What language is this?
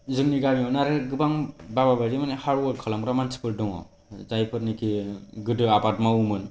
Bodo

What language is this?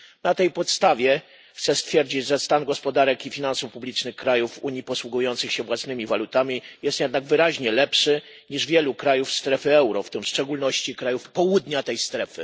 Polish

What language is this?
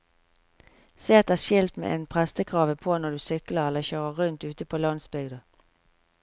Norwegian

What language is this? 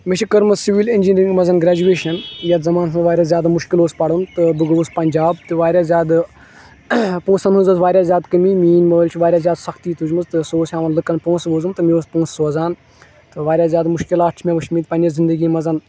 Kashmiri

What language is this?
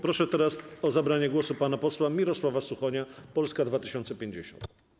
Polish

